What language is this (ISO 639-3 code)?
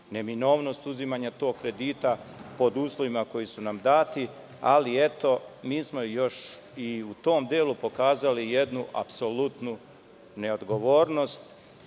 srp